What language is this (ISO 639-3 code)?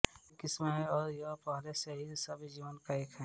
hin